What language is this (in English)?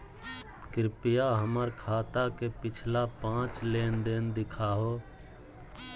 Magahi